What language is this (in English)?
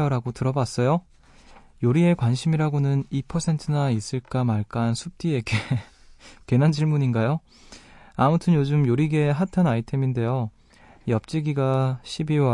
Korean